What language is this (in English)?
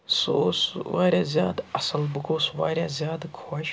Kashmiri